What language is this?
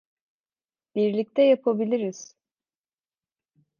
Turkish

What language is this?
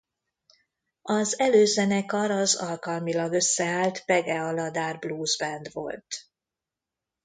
Hungarian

